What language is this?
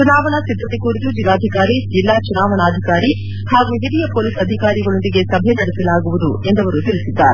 Kannada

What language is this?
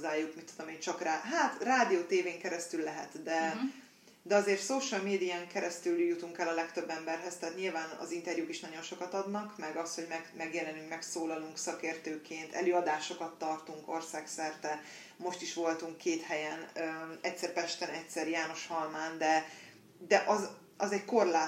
Hungarian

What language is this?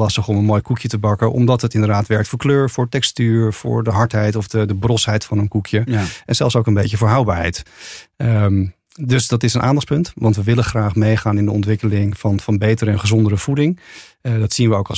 Dutch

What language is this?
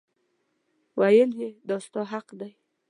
Pashto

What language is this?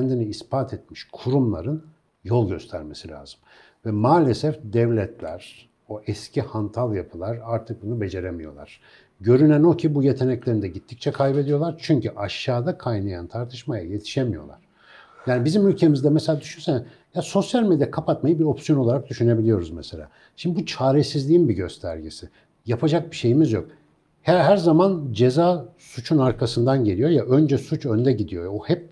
Turkish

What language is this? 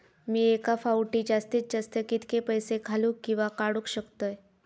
Marathi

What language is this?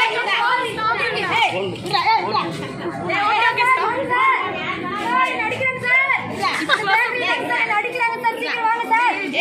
Hindi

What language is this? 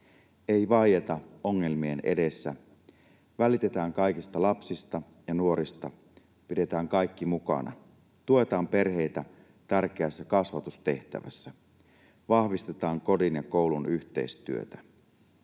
Finnish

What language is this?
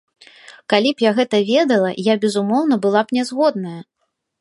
Belarusian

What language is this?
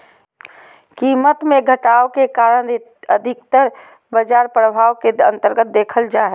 Magahi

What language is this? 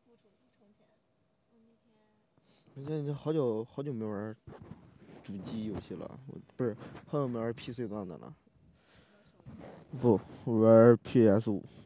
Chinese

